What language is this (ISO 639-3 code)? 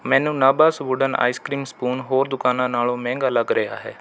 pan